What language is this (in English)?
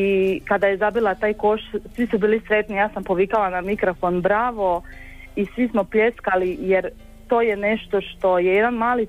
Croatian